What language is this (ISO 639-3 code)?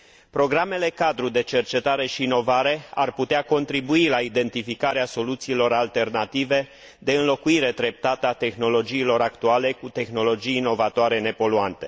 ron